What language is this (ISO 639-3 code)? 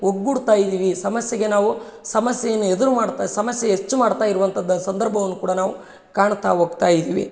kan